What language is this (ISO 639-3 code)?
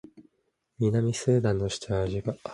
jpn